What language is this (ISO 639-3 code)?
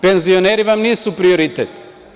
srp